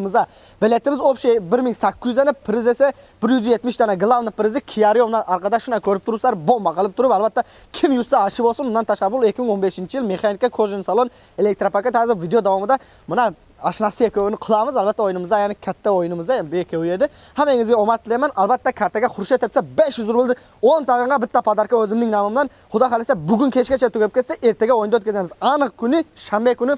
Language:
Turkish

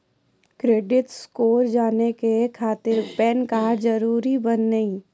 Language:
Maithili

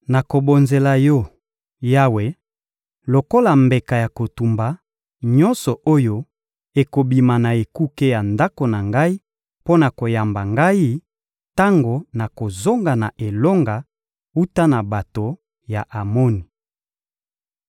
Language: Lingala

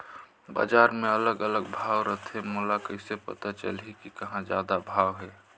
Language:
Chhattisgarhi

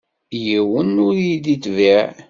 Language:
Kabyle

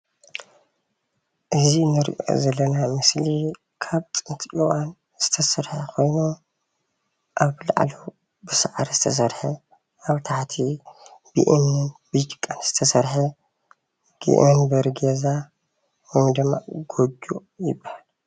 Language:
Tigrinya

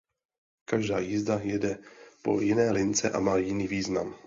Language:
Czech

